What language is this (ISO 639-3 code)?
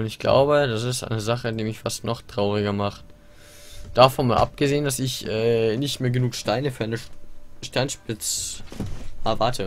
deu